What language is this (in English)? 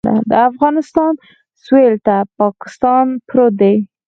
Pashto